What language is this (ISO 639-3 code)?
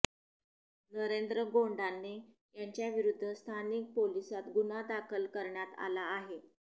mar